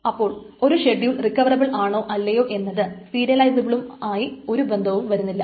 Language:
Malayalam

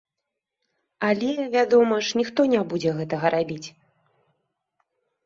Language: Belarusian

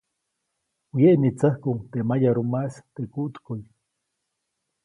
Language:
Copainalá Zoque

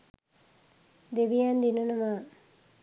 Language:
Sinhala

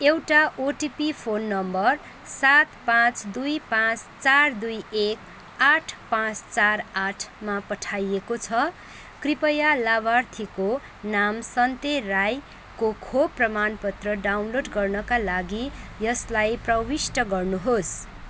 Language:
Nepali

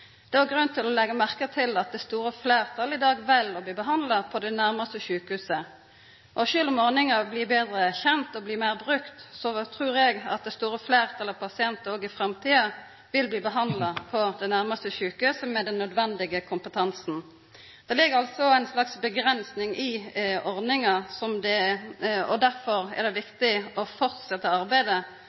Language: Norwegian Nynorsk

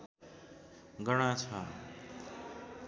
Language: Nepali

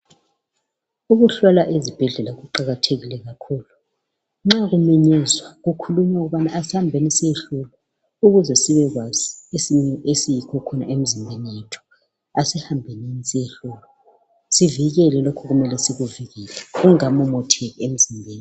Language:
North Ndebele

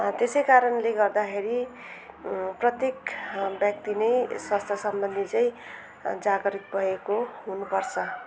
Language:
Nepali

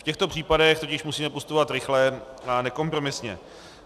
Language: Czech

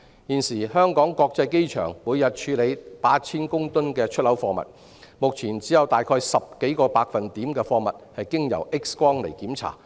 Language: Cantonese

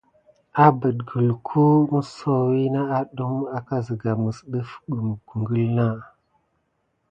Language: Gidar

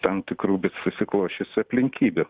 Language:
Lithuanian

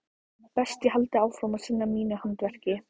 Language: Icelandic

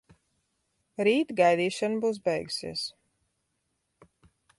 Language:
Latvian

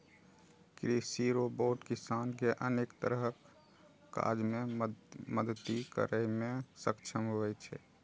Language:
Maithili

